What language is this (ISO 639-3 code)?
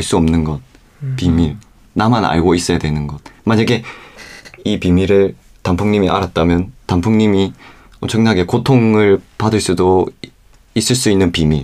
kor